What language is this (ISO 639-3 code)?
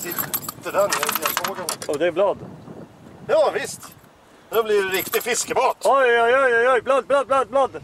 swe